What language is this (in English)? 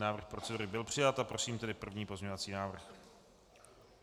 Czech